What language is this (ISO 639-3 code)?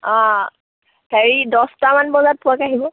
asm